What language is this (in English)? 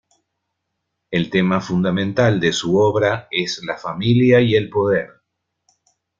Spanish